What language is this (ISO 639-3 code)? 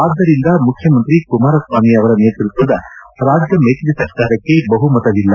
kan